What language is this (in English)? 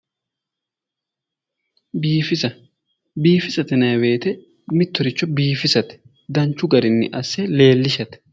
Sidamo